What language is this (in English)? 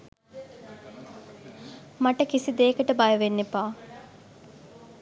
Sinhala